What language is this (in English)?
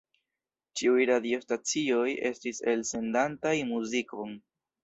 Esperanto